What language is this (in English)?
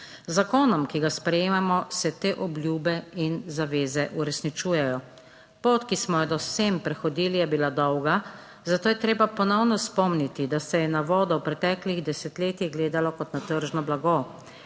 Slovenian